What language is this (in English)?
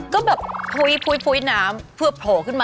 Thai